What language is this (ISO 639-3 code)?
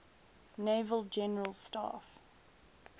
eng